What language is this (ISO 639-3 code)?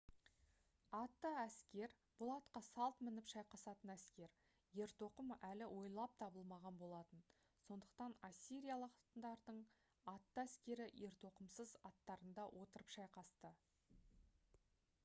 kaz